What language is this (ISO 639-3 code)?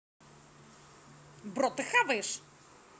rus